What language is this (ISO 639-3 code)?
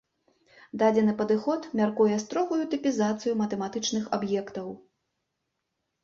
bel